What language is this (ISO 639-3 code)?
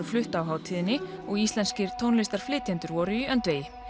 isl